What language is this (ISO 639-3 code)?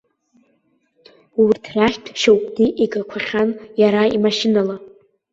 abk